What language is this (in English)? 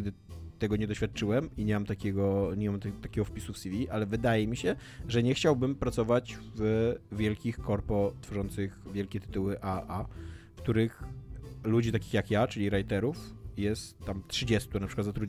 Polish